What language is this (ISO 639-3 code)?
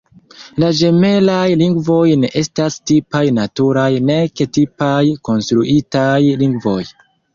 epo